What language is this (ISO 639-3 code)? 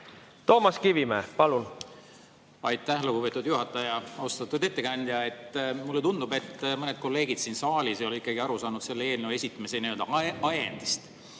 est